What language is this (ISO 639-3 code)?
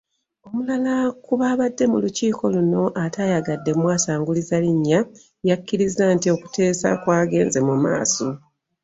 lug